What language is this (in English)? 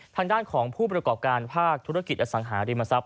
Thai